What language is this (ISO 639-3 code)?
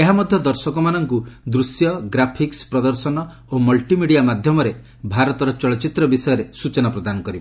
ori